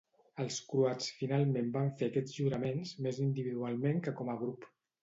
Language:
Catalan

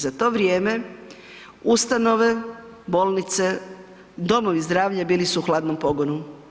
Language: Croatian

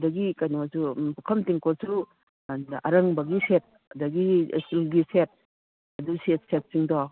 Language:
Manipuri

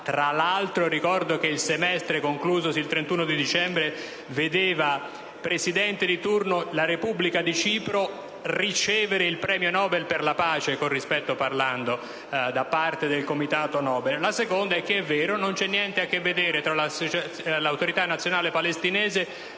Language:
Italian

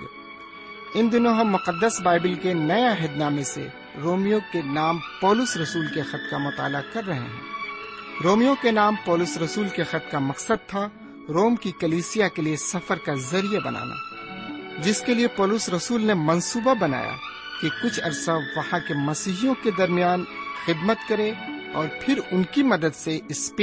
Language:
Urdu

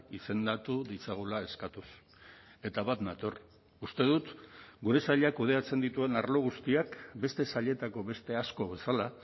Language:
Basque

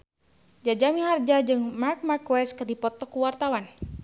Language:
Sundanese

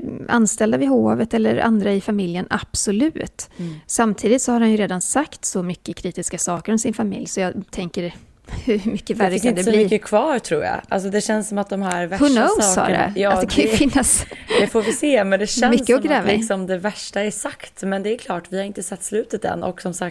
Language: Swedish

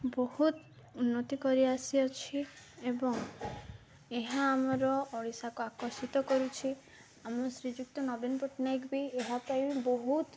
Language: Odia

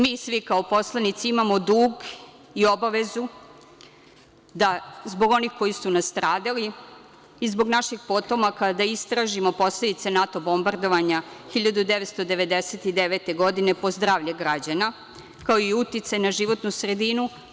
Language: Serbian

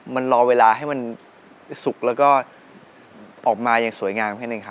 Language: Thai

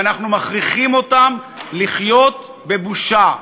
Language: Hebrew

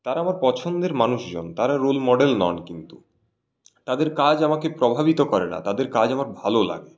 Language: Bangla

